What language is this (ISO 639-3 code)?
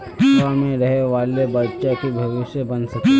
mag